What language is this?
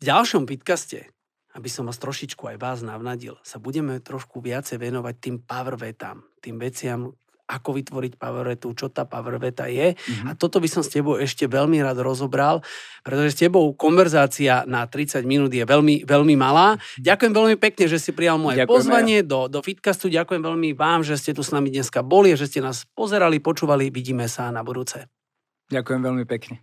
Slovak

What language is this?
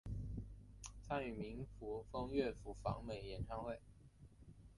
Chinese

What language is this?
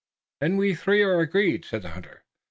English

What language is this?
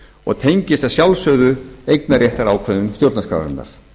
Icelandic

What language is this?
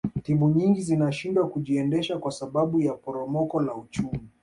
Swahili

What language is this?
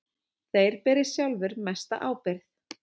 Icelandic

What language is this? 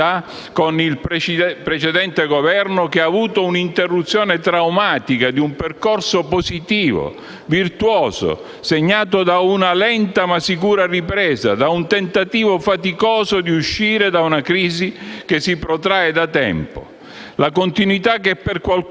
Italian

